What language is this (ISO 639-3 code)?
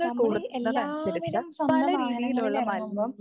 mal